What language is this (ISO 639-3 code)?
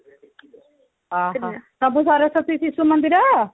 ori